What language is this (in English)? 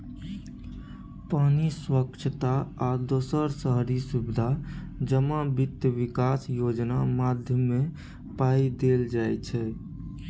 Maithili